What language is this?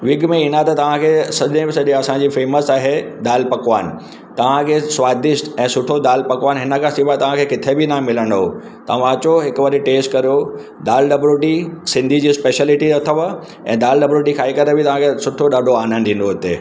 Sindhi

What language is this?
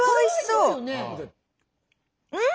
Japanese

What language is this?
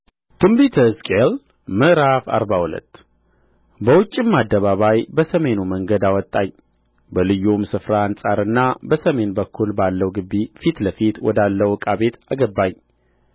Amharic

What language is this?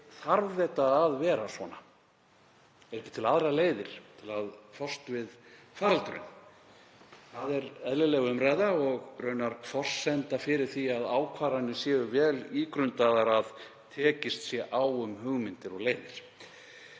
Icelandic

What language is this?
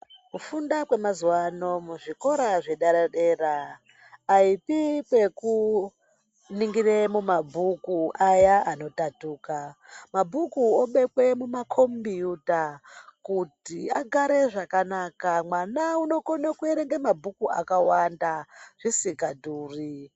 Ndau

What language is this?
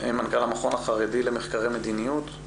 Hebrew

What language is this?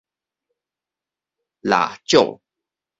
Min Nan Chinese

